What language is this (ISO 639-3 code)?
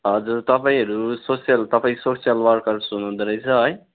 nep